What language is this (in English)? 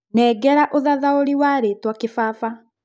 Kikuyu